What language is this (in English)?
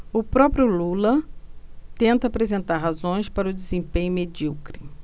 Portuguese